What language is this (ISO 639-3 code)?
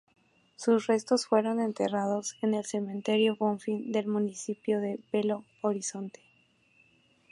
spa